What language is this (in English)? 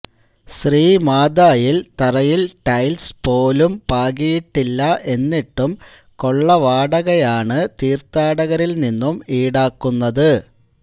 Malayalam